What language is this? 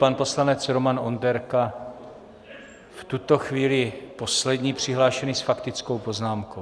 Czech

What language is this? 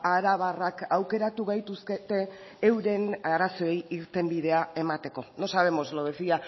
Basque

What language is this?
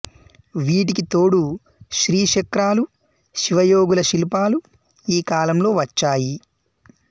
Telugu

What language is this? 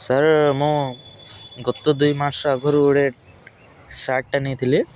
Odia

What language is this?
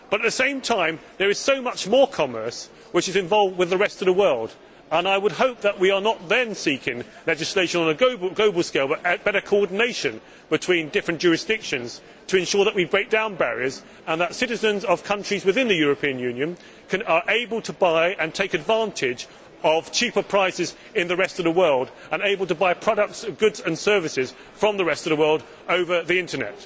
English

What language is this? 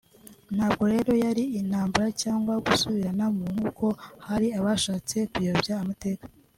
Kinyarwanda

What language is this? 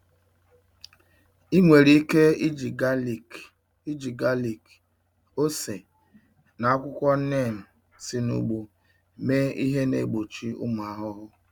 Igbo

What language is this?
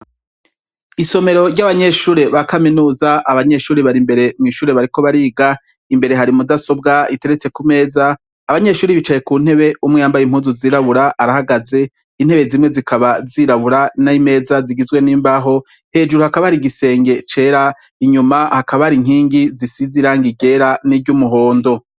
Rundi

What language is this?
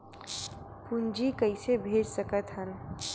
Chhattisgarhi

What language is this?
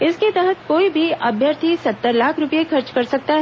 Hindi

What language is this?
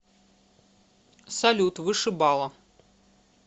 Russian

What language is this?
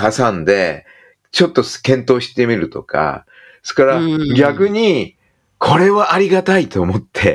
Japanese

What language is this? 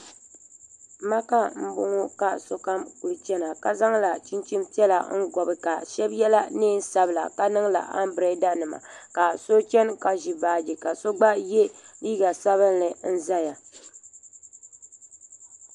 Dagbani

